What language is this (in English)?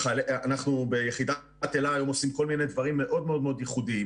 Hebrew